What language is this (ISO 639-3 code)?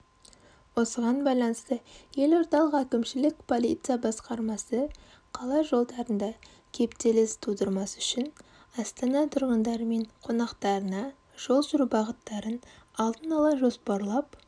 kaz